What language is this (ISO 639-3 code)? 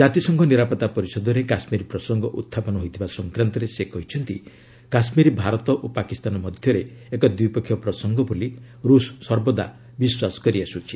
ori